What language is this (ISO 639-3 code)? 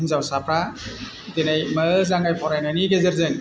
brx